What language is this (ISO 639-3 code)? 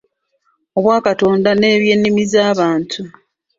lug